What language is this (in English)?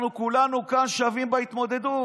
Hebrew